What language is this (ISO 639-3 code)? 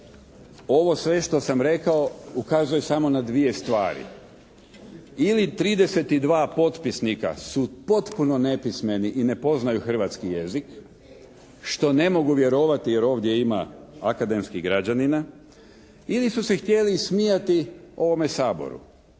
hrv